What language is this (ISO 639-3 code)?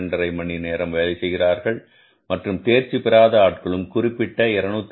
tam